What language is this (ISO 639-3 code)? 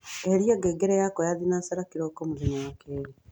kik